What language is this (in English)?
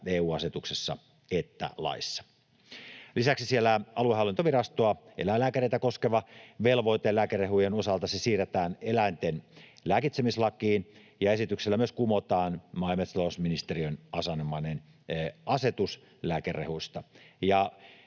Finnish